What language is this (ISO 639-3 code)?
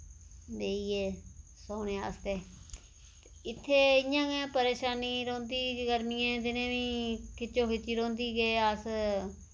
doi